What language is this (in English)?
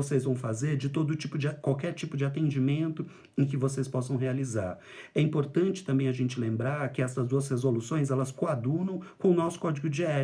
Portuguese